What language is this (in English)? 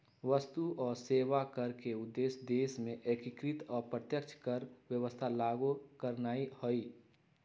Magahi